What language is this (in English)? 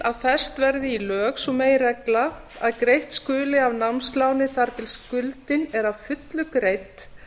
Icelandic